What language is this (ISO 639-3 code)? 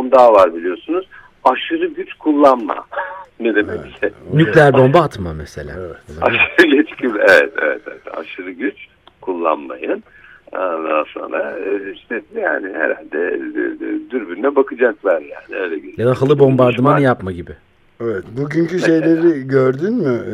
tur